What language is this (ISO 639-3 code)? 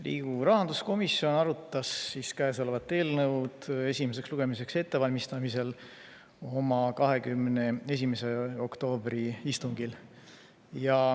est